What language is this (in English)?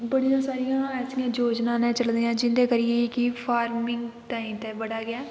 Dogri